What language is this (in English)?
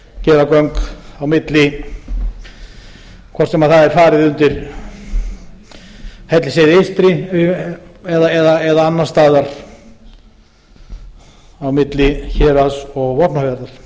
Icelandic